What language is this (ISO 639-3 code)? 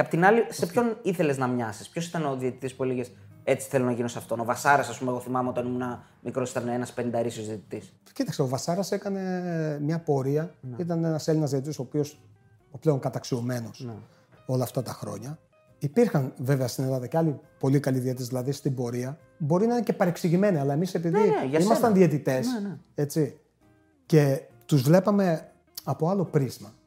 ell